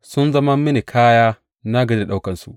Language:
Hausa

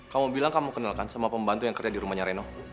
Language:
Indonesian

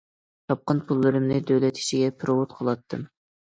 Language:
Uyghur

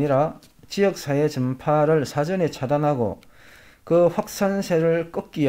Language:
Korean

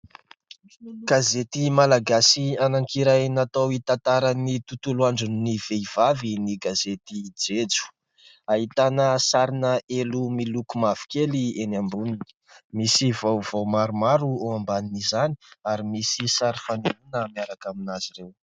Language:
Malagasy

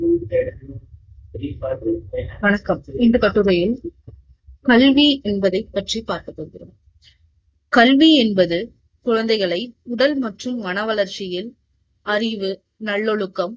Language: Tamil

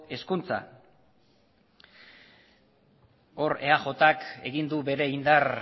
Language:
Basque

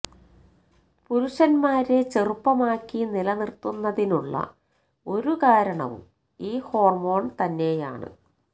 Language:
Malayalam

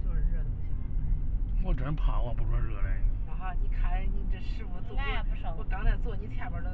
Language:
Chinese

